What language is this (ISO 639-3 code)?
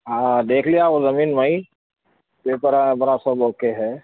urd